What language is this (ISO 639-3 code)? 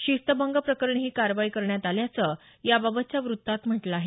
mar